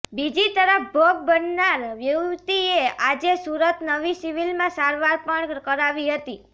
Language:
Gujarati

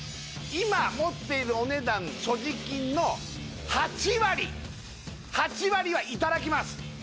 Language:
Japanese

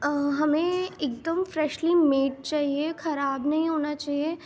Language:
Urdu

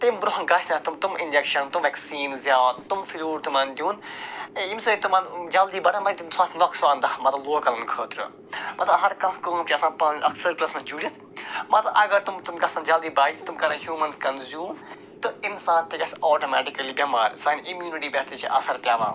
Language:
Kashmiri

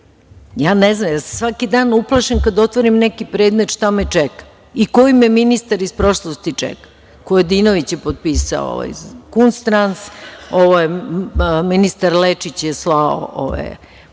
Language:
Serbian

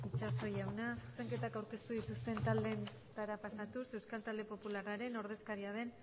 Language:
Basque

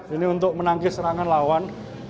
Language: Indonesian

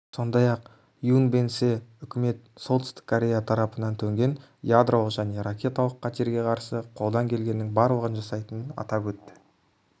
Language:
Kazakh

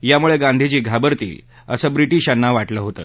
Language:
Marathi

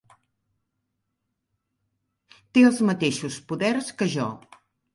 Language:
Catalan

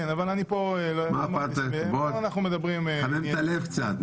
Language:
Hebrew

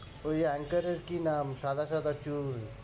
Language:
Bangla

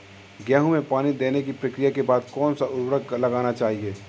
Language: Hindi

